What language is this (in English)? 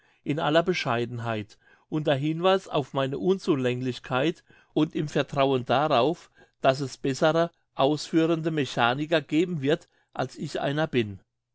German